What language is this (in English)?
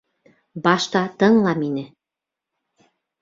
Bashkir